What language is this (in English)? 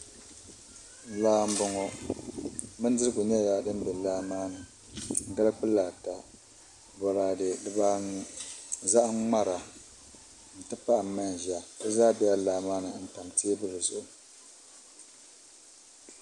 Dagbani